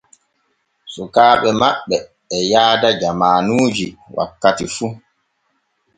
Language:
Borgu Fulfulde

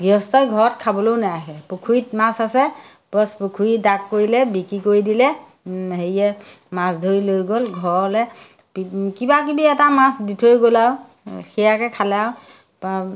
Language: Assamese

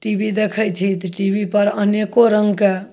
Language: Maithili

